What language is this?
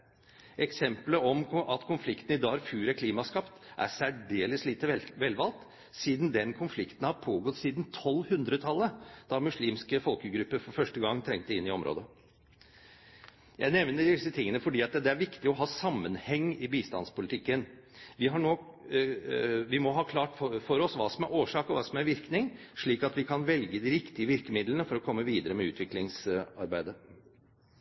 Norwegian Bokmål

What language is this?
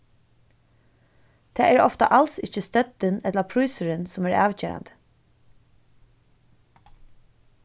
Faroese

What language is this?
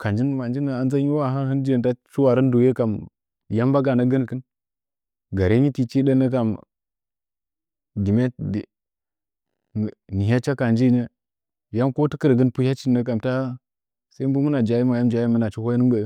Nzanyi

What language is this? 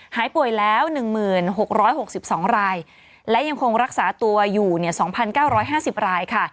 Thai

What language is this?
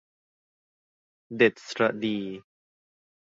Thai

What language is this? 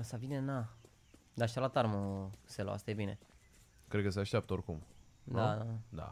Romanian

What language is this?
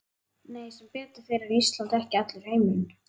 Icelandic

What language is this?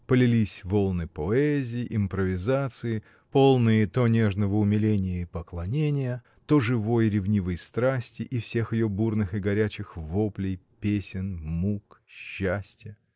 Russian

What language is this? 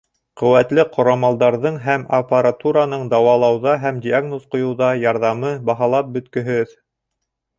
Bashkir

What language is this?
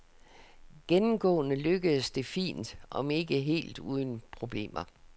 Danish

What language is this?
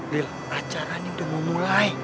Indonesian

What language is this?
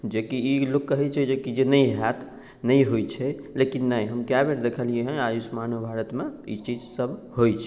Maithili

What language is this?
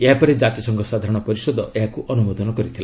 Odia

